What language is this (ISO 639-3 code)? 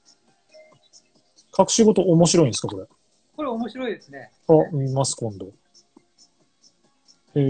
jpn